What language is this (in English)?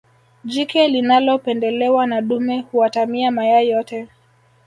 Swahili